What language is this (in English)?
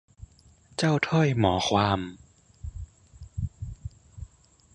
Thai